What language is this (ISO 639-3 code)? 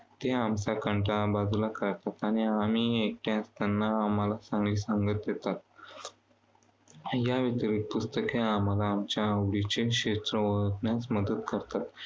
mar